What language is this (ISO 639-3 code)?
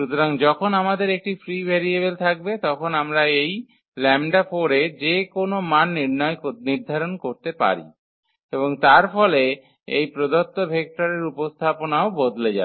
ben